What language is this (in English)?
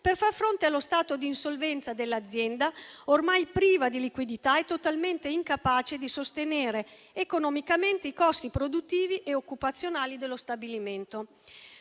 Italian